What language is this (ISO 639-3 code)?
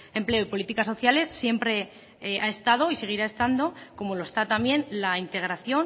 spa